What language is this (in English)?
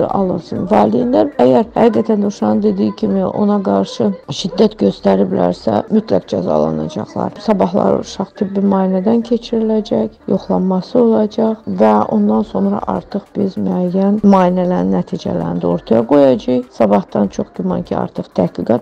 Turkish